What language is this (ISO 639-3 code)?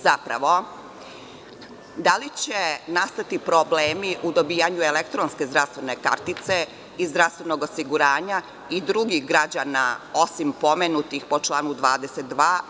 srp